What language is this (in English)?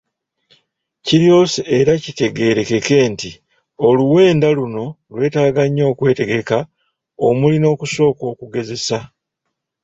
Ganda